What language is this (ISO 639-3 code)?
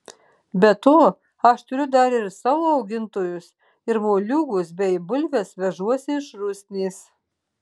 lit